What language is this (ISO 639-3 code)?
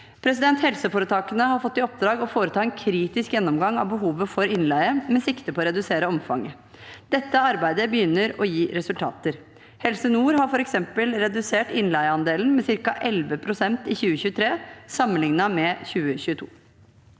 nor